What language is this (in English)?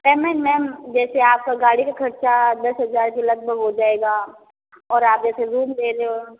Hindi